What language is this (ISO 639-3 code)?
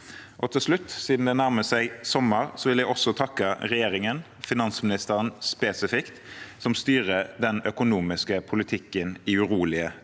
nor